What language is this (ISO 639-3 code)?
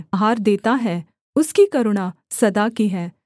hin